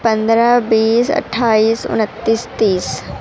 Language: Urdu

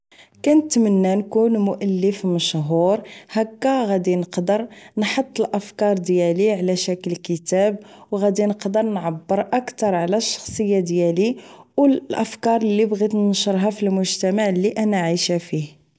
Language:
Moroccan Arabic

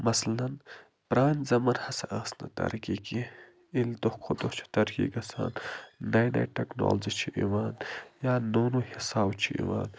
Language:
Kashmiri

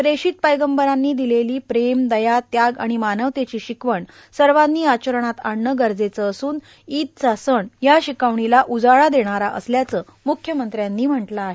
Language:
Marathi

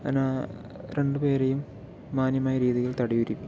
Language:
Malayalam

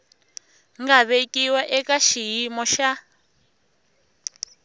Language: Tsonga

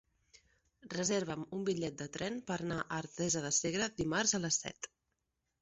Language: Catalan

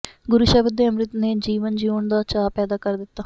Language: Punjabi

